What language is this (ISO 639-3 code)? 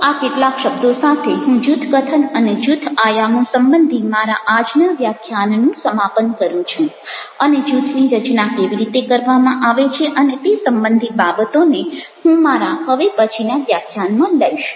guj